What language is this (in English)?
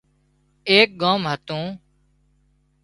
Wadiyara Koli